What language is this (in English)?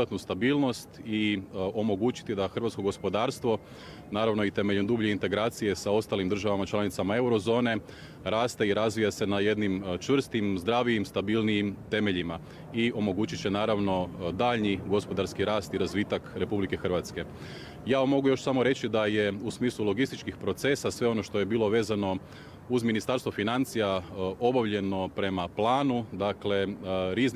Croatian